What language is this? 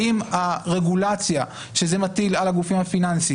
Hebrew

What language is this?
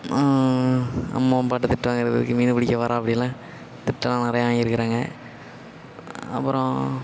Tamil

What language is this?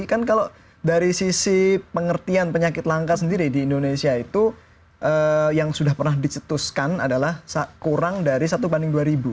Indonesian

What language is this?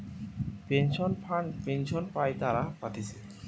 Bangla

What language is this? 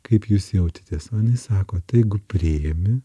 Lithuanian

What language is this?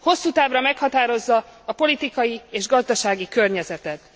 Hungarian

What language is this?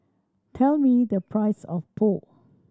English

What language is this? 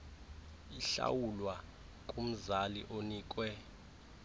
Xhosa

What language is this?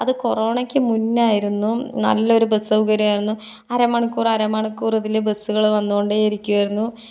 Malayalam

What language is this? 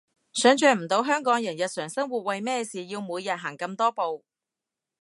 Cantonese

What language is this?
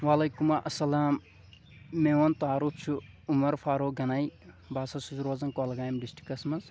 Kashmiri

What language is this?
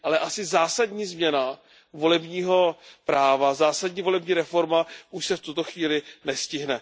Czech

